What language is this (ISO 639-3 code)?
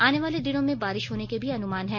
hin